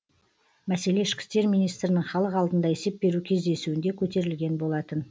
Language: Kazakh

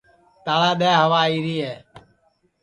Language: Sansi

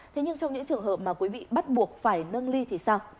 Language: Vietnamese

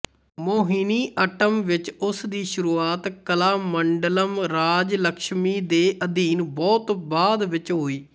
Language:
Punjabi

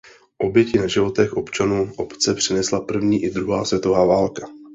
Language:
Czech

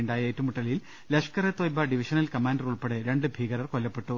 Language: Malayalam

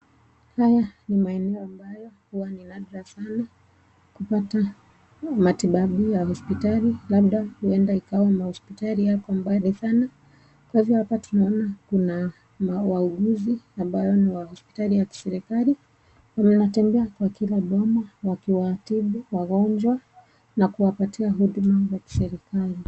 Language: Swahili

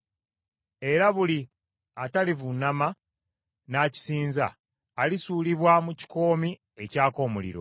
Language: Ganda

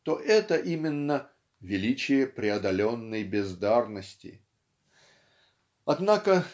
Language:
Russian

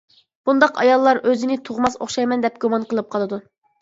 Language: Uyghur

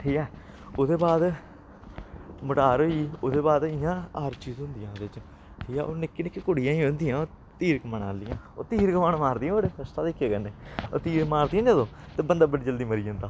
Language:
Dogri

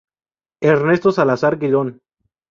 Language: Spanish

